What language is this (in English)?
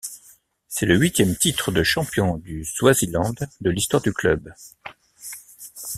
French